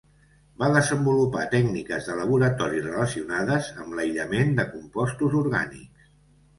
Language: Catalan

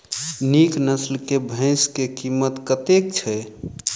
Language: Maithili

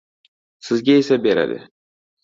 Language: Uzbek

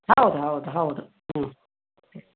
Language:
Kannada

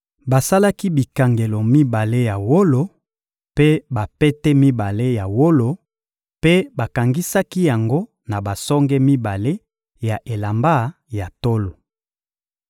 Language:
Lingala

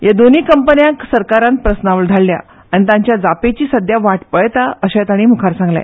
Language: Konkani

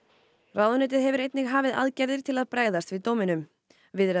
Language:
Icelandic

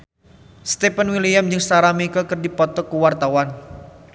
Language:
Sundanese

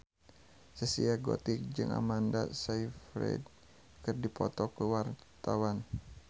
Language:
Sundanese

